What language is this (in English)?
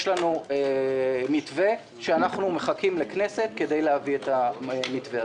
Hebrew